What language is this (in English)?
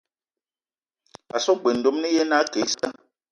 Eton (Cameroon)